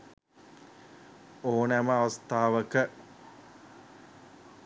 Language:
Sinhala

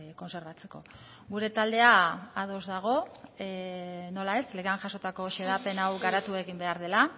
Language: Basque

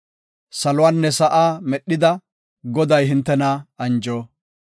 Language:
Gofa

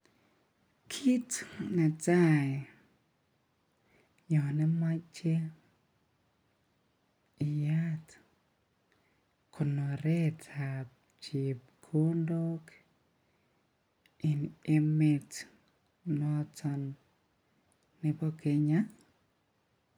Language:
Kalenjin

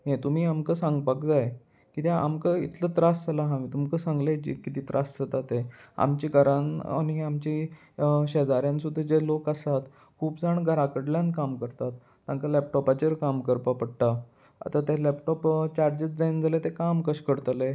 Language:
Konkani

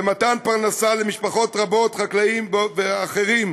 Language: Hebrew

